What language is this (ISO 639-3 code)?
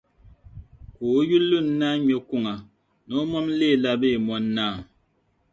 dag